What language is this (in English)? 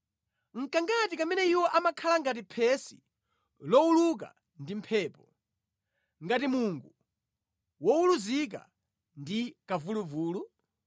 Nyanja